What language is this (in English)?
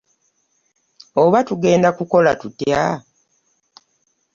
Ganda